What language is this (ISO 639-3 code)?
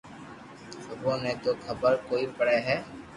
lrk